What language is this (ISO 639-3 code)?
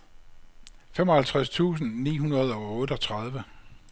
dan